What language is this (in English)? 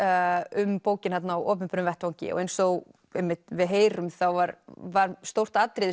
Icelandic